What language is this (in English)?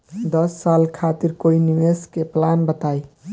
Bhojpuri